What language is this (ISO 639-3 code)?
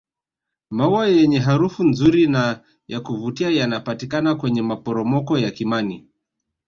swa